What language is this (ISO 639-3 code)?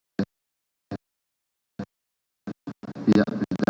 ind